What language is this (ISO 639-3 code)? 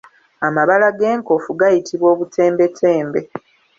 lug